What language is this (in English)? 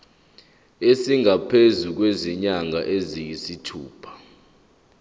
Zulu